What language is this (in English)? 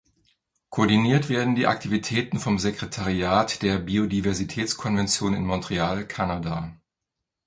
German